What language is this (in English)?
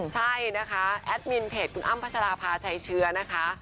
Thai